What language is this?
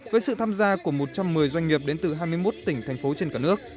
Vietnamese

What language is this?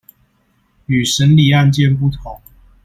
Chinese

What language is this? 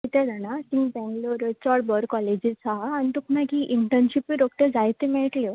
Konkani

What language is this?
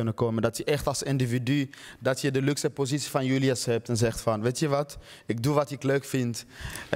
Dutch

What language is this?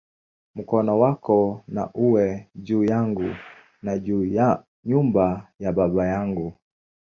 Swahili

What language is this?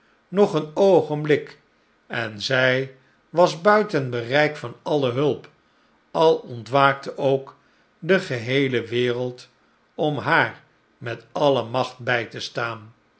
Dutch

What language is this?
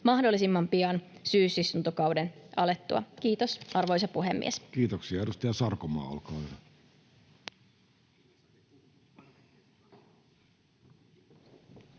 Finnish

